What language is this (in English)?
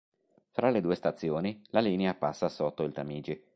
Italian